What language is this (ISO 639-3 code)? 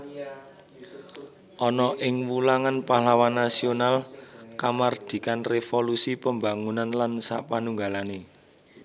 jav